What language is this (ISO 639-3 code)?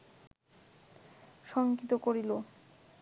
ben